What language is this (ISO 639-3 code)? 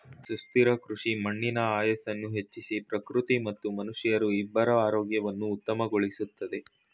kan